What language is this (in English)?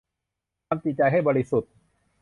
Thai